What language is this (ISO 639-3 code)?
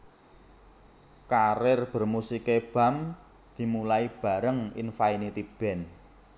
jav